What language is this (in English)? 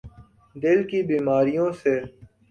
Urdu